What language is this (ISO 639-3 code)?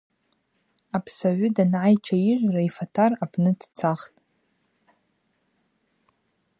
abq